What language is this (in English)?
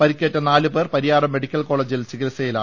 Malayalam